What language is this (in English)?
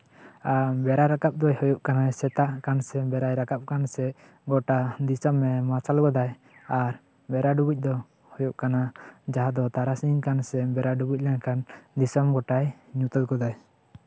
Santali